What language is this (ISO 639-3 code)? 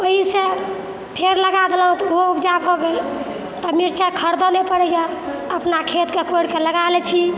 mai